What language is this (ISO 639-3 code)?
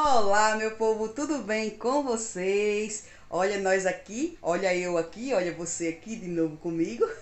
por